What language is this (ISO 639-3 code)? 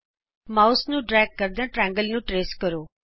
pan